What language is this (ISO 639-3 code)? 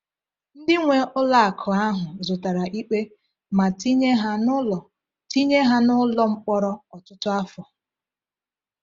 ibo